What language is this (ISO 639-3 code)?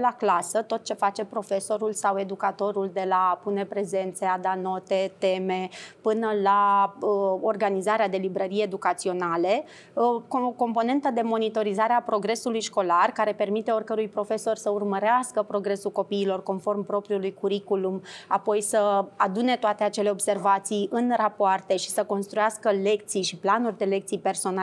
ron